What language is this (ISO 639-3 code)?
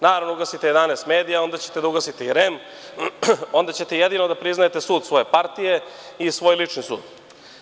srp